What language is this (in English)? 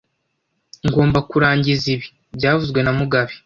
Kinyarwanda